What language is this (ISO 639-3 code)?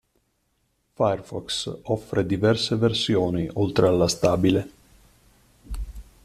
ita